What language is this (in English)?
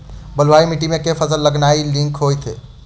Maithili